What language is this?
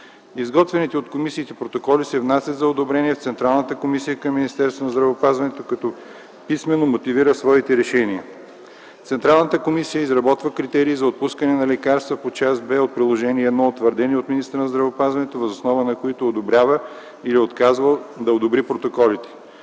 Bulgarian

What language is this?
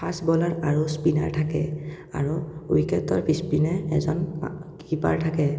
Assamese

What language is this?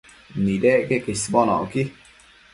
Matsés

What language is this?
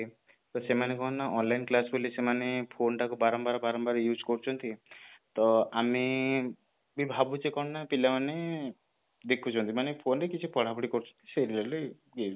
Odia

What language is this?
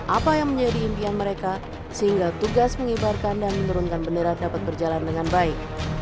Indonesian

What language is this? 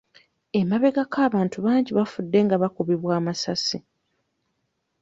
Ganda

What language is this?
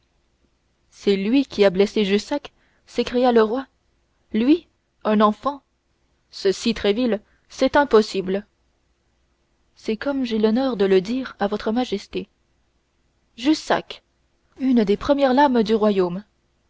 French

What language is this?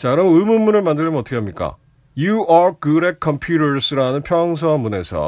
Korean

